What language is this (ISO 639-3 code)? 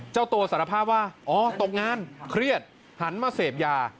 tha